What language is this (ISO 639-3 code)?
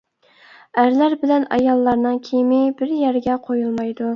uig